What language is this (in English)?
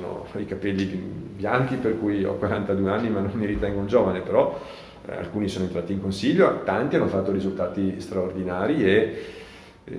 Italian